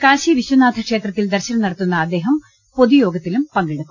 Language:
Malayalam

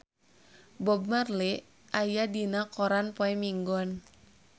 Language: Sundanese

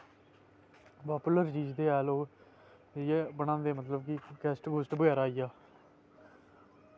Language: Dogri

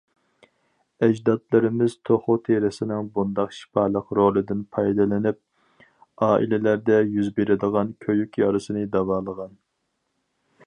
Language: Uyghur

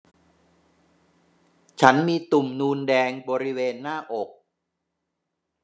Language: Thai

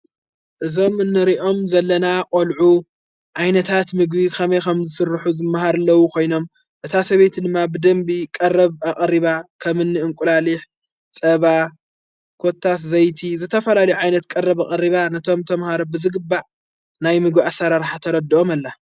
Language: Tigrinya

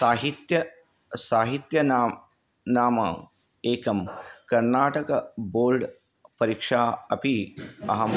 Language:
Sanskrit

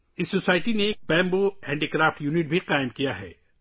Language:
Urdu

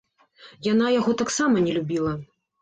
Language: Belarusian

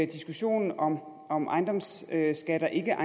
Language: Danish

